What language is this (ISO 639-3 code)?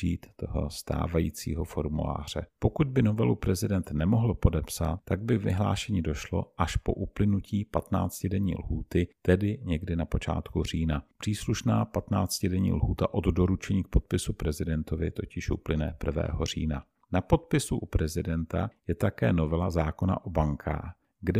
ces